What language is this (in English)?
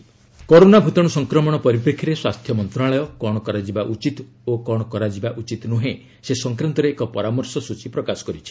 Odia